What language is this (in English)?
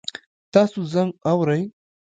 Pashto